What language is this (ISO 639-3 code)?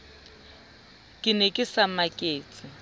sot